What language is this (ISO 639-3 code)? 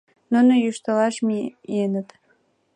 chm